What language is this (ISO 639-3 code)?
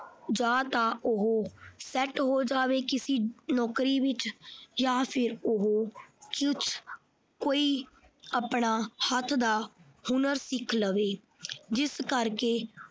pan